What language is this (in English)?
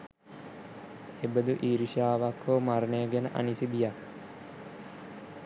Sinhala